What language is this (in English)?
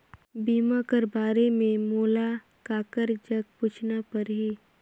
Chhattisgarhi